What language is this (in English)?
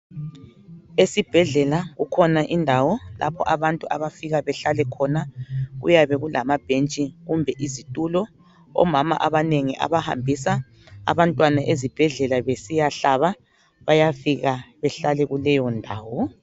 North Ndebele